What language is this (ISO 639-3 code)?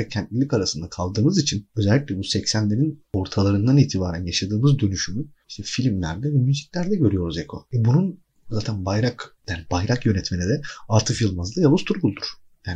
tur